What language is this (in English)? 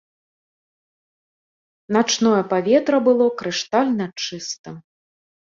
Belarusian